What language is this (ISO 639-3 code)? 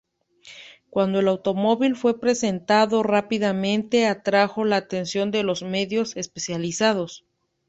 spa